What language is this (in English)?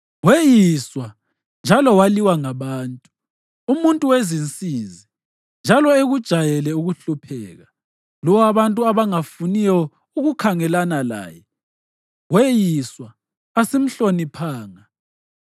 North Ndebele